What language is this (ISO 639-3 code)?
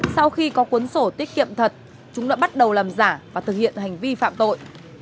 vie